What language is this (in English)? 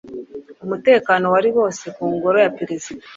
Kinyarwanda